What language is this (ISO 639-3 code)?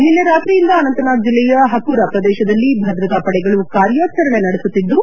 kan